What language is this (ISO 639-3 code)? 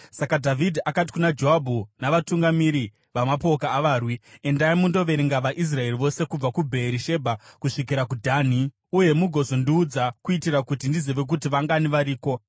sna